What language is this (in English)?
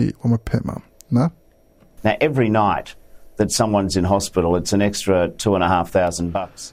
Swahili